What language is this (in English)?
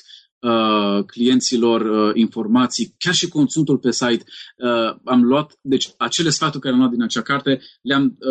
Romanian